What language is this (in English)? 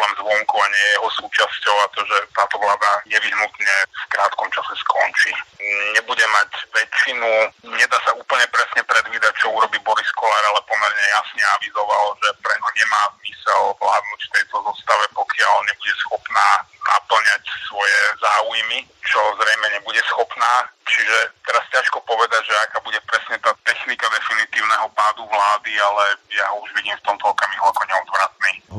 Slovak